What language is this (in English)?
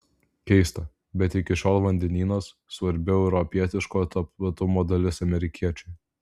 Lithuanian